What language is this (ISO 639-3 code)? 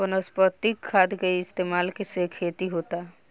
bho